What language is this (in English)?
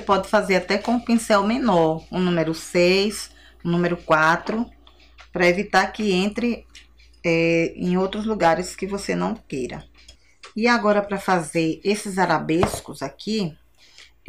Portuguese